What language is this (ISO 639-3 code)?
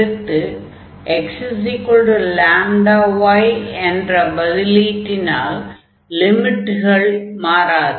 tam